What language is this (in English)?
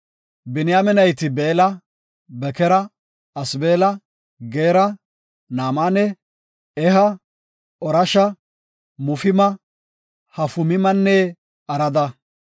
Gofa